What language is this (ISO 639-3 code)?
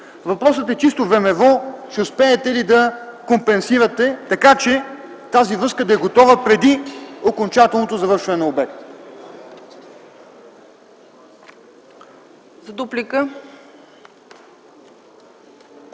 bul